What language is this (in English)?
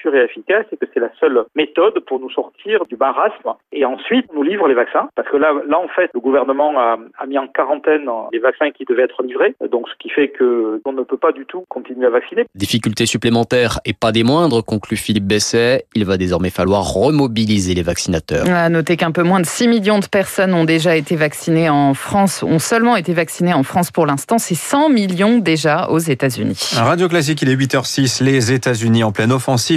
French